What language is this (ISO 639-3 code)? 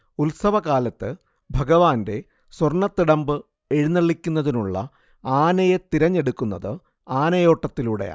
mal